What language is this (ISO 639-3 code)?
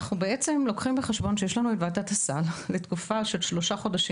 heb